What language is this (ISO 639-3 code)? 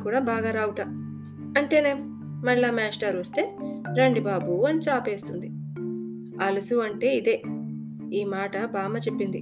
tel